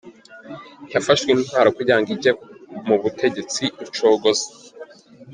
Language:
Kinyarwanda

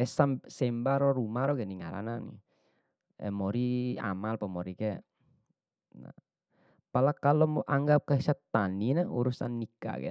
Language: Bima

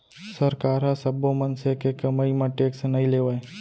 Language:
Chhattisgarhi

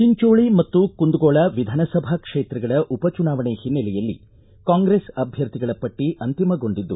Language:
Kannada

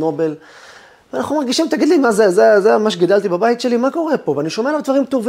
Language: Hebrew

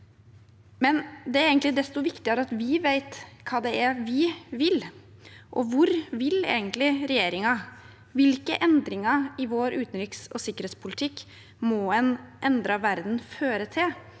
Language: Norwegian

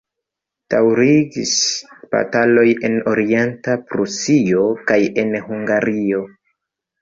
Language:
Esperanto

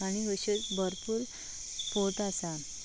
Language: Konkani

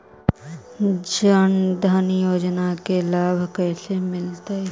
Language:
Magahi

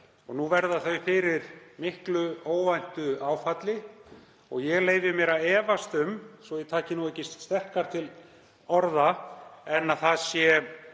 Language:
Icelandic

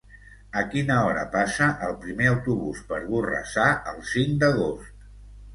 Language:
Catalan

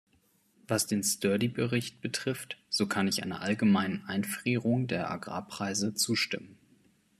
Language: German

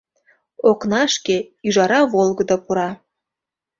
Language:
Mari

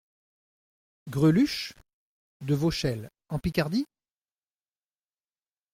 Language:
French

